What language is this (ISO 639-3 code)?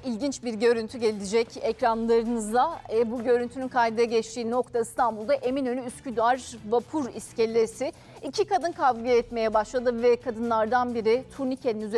tur